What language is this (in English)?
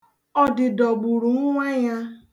Igbo